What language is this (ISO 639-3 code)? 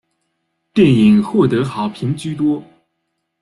zho